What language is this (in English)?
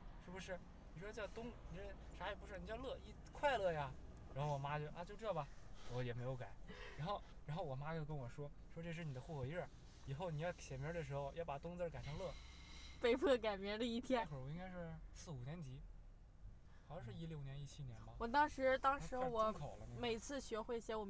Chinese